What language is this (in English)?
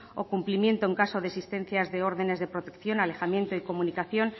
Spanish